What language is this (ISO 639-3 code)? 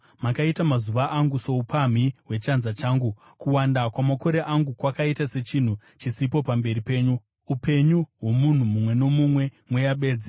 sna